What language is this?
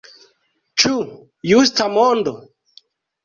Esperanto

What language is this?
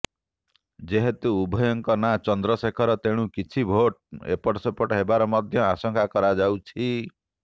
Odia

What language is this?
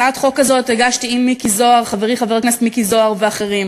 Hebrew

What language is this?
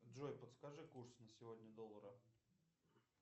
Russian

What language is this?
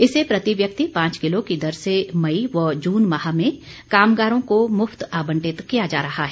Hindi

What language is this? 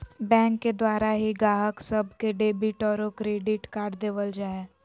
Magahi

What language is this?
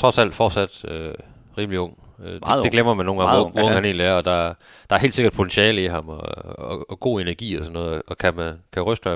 Danish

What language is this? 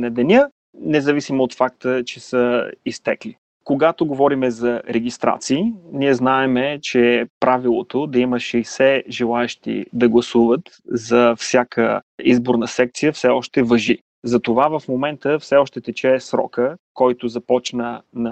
Bulgarian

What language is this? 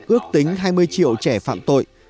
Vietnamese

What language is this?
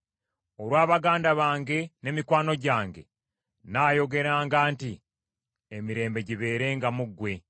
Ganda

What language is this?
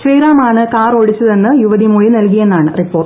Malayalam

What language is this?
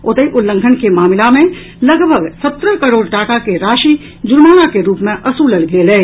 Maithili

